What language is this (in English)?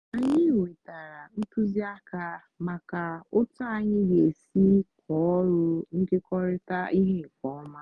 Igbo